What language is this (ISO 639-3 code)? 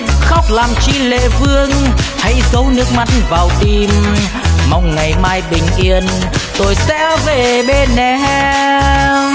vie